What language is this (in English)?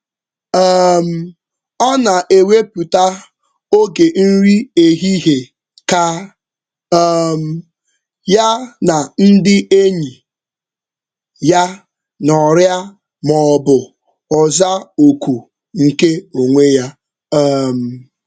Igbo